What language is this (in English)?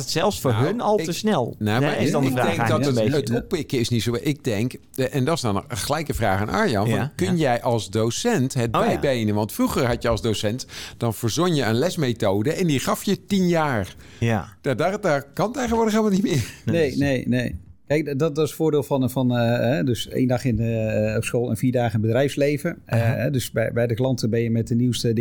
Dutch